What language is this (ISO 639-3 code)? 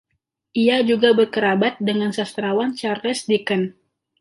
ind